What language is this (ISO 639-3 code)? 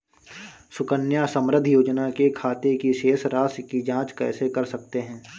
hin